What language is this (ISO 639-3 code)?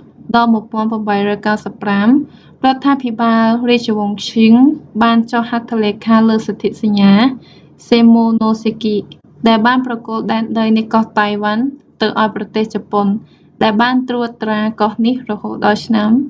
khm